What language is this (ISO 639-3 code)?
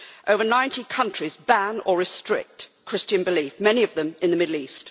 eng